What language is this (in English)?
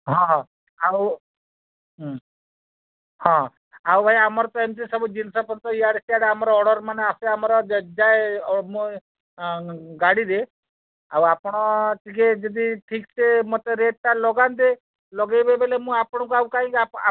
Odia